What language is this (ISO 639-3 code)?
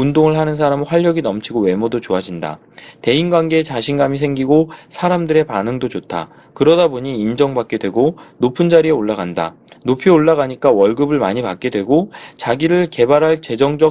kor